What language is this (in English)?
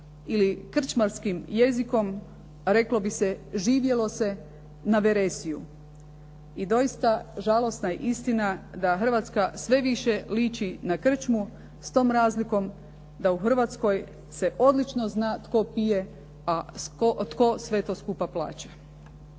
Croatian